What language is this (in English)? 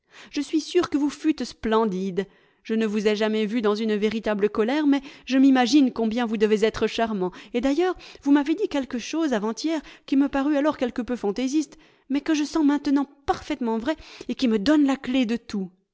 French